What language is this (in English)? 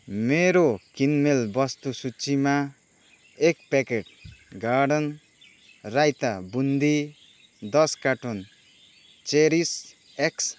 Nepali